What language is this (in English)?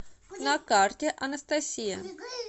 Russian